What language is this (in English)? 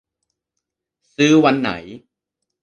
Thai